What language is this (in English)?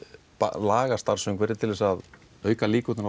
Icelandic